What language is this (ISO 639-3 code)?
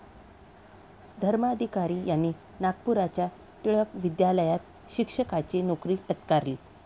mar